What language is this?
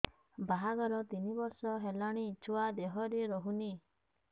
Odia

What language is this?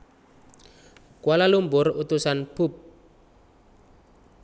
Javanese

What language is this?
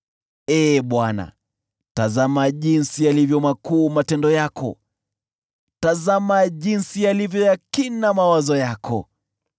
Swahili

